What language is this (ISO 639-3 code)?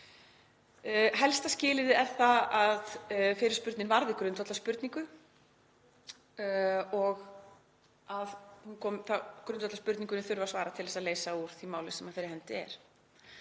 isl